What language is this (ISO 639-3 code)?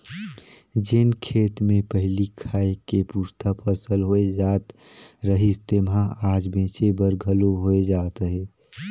hne